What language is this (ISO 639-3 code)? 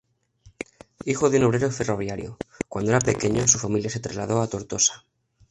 spa